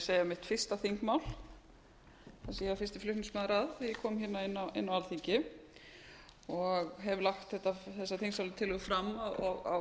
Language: Icelandic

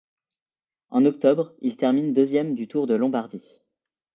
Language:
French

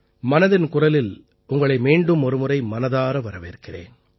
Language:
Tamil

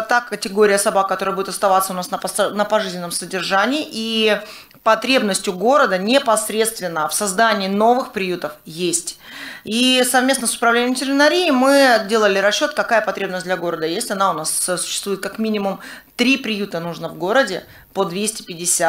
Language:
Russian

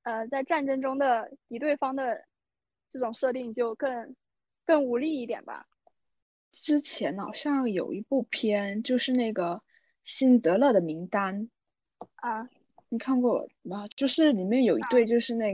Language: Chinese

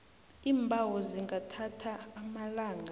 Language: South Ndebele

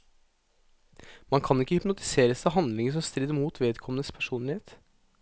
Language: Norwegian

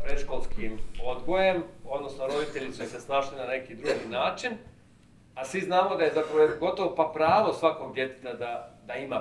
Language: Croatian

